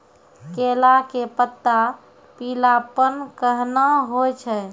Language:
Maithili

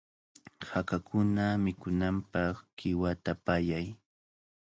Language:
Cajatambo North Lima Quechua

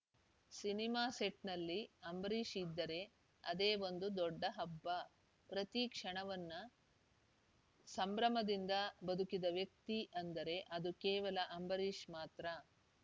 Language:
Kannada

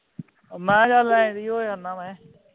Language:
Punjabi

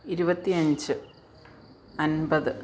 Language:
Malayalam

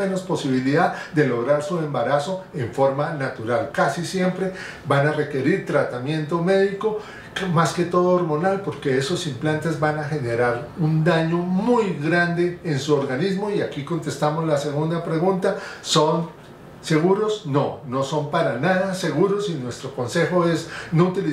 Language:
Spanish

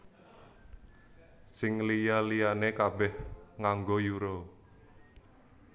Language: Javanese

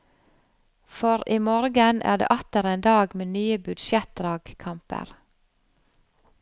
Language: Norwegian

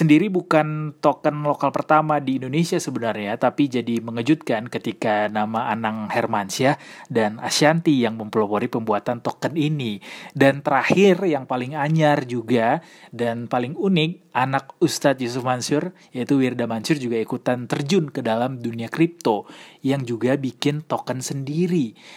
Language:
Indonesian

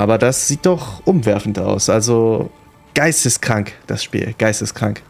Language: German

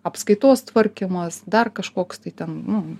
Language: Lithuanian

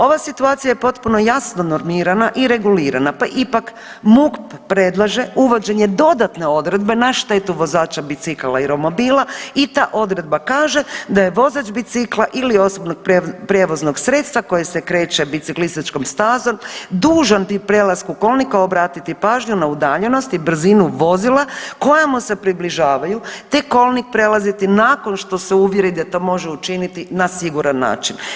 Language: Croatian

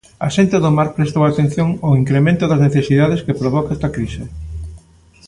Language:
Galician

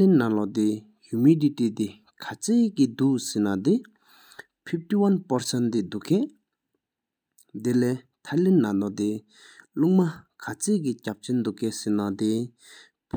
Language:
Sikkimese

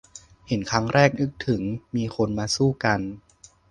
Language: Thai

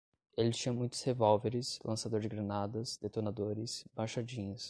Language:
Portuguese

